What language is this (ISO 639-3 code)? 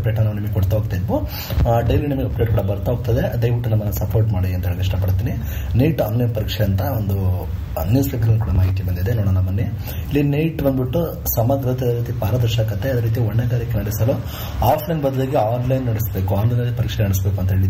kan